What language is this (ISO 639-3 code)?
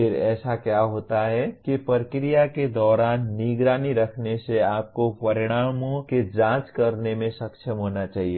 hin